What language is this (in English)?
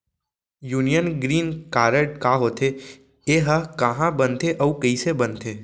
Chhattisgarhi